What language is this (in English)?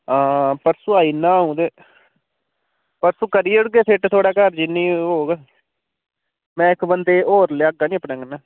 Dogri